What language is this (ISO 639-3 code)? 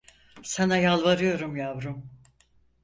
tur